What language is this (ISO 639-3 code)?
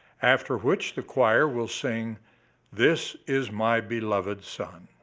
eng